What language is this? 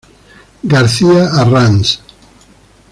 Spanish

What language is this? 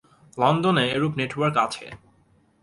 Bangla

